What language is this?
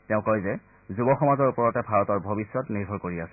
Assamese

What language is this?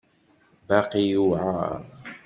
Kabyle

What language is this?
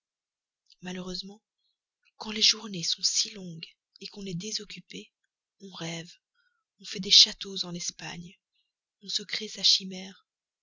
French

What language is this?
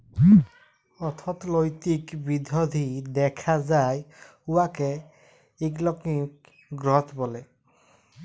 Bangla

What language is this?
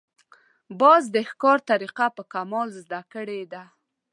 Pashto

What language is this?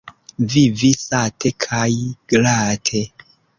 Esperanto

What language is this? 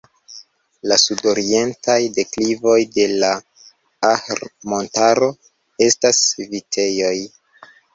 Esperanto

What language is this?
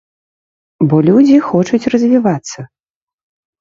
Belarusian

